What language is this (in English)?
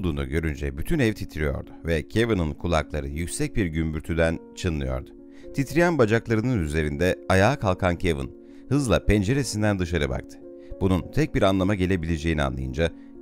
Turkish